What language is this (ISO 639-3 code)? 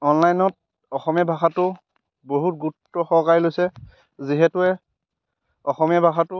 asm